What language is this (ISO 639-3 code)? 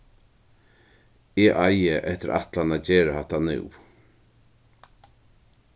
fao